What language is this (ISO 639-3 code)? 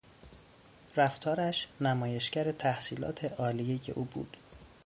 fas